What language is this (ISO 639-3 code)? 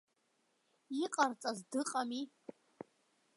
abk